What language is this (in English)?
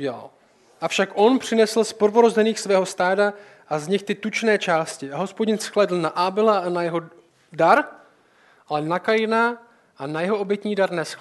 Czech